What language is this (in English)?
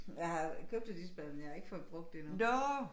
Danish